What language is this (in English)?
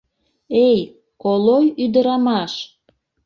Mari